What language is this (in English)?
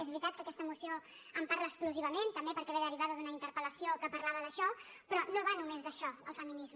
Catalan